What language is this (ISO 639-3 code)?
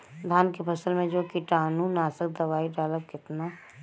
bho